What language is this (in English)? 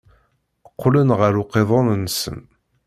Kabyle